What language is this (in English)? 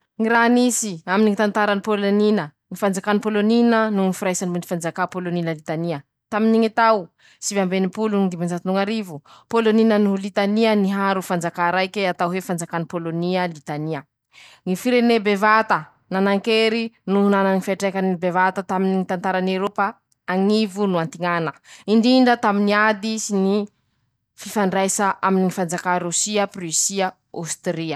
Masikoro Malagasy